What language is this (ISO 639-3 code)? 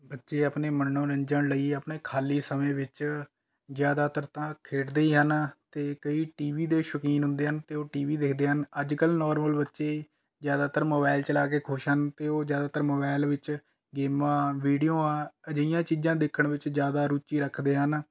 pan